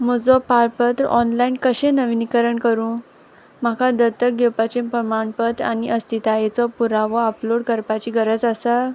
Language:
Konkani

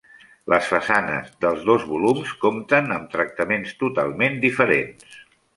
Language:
Catalan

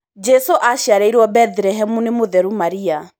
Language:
Kikuyu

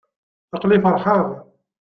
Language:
Kabyle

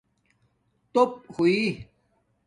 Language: Domaaki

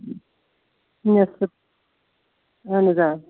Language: Kashmiri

